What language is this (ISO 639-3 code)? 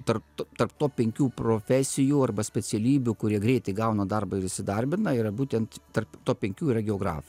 lit